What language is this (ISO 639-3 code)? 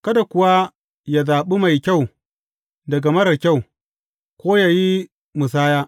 hau